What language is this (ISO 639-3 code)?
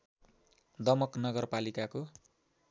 nep